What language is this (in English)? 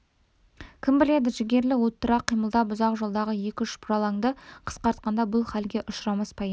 Kazakh